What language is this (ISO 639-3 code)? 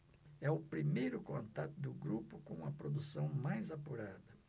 por